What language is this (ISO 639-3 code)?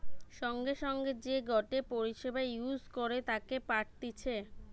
ben